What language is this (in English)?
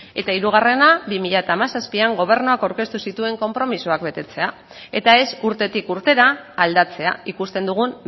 Basque